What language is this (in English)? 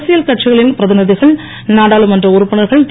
Tamil